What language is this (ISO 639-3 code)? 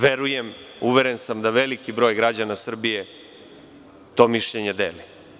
srp